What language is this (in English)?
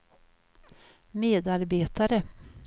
Swedish